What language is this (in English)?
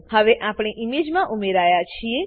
Gujarati